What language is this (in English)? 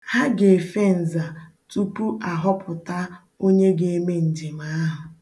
Igbo